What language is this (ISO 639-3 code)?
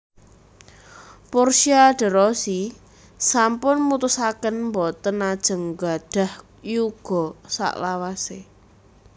jav